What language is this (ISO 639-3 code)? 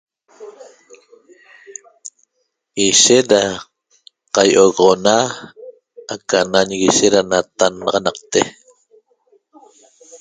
tob